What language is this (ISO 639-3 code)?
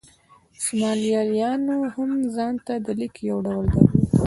pus